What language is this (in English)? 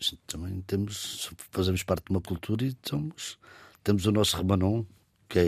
Portuguese